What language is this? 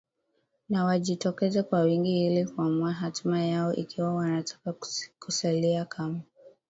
Swahili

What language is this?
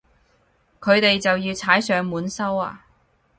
Cantonese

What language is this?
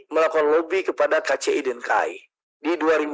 Indonesian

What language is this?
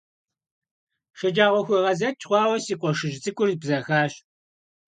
Kabardian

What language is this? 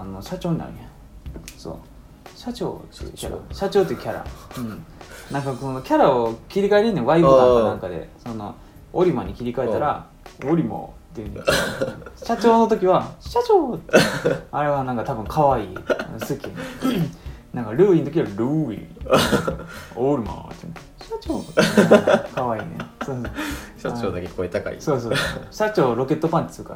Japanese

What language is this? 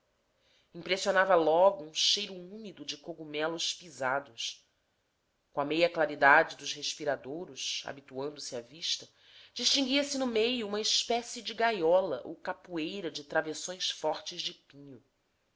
Portuguese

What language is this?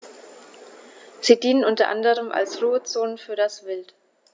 German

